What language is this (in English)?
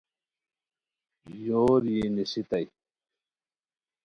Khowar